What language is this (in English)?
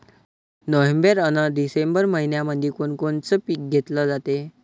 Marathi